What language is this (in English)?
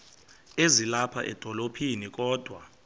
Xhosa